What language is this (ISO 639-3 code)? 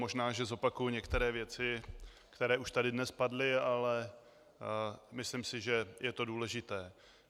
ces